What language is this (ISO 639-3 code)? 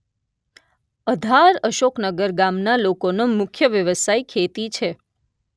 guj